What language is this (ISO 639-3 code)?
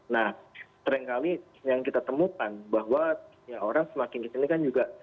ind